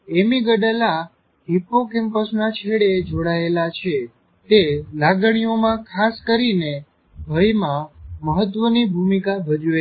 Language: Gujarati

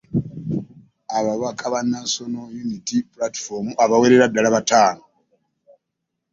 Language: Ganda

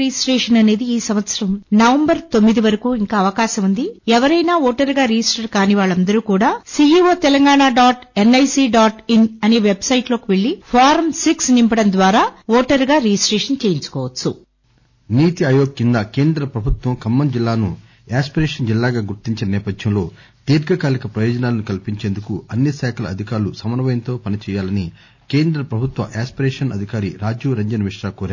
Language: Telugu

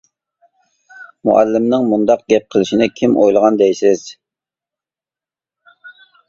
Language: Uyghur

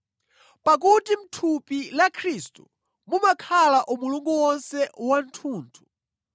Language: Nyanja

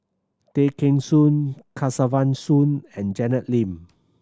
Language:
English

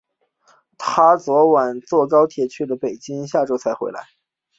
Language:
Chinese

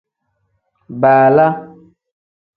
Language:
Tem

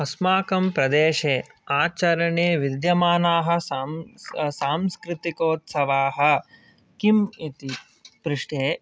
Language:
Sanskrit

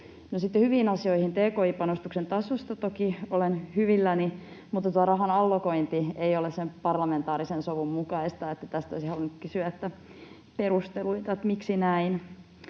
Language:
Finnish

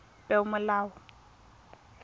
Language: Tswana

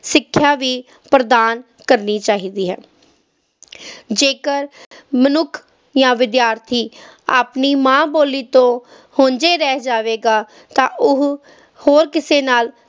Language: Punjabi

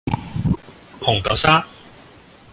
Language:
Cantonese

